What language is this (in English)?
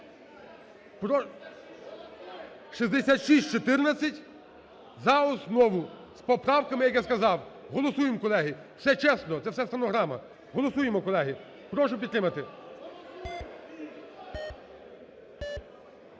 Ukrainian